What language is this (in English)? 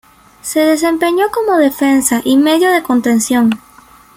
Spanish